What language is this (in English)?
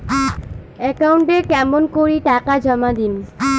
Bangla